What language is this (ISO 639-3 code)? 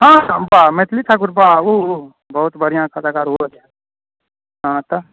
mai